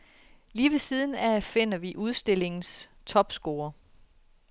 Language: Danish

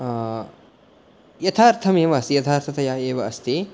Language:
Sanskrit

